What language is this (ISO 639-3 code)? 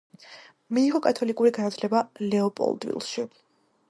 kat